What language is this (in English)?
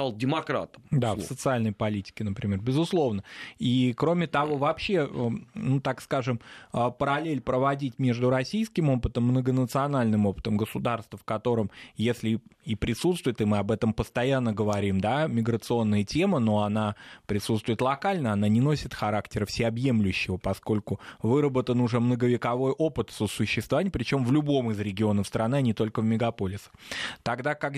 Russian